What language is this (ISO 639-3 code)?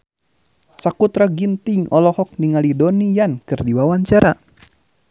sun